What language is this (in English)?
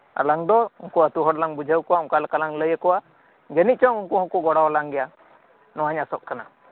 Santali